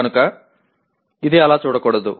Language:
Telugu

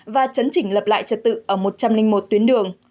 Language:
Vietnamese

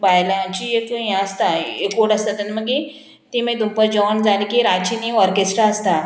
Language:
Konkani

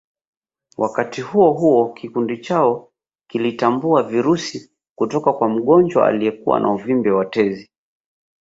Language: Swahili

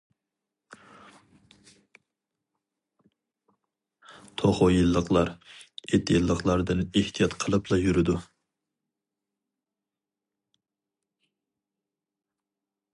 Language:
Uyghur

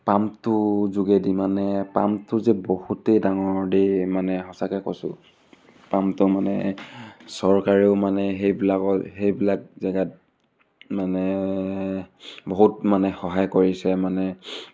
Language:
Assamese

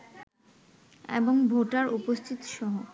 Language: Bangla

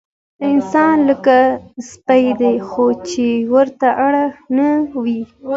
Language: Pashto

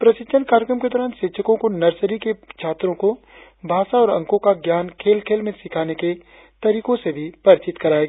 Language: Hindi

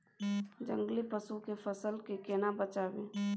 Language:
Maithili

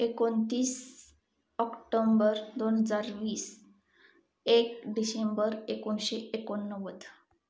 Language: Marathi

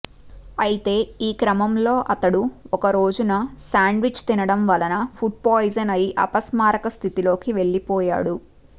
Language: Telugu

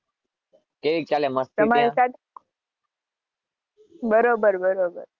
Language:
Gujarati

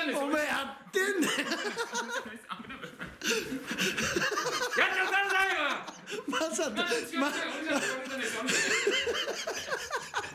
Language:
Japanese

